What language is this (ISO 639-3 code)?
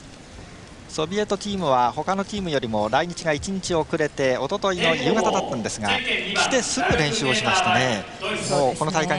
jpn